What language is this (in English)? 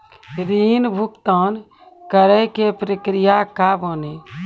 Maithili